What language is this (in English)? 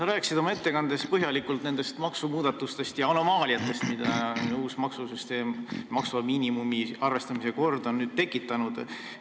Estonian